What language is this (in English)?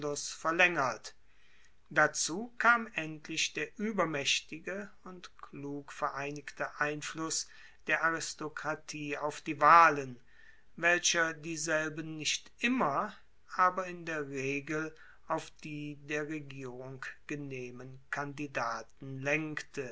German